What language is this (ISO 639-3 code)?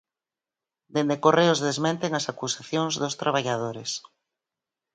glg